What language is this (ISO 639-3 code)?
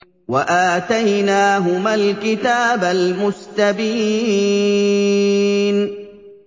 ara